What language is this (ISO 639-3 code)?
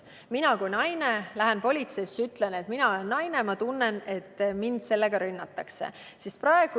est